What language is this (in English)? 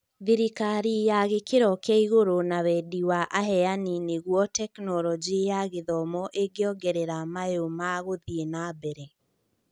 Kikuyu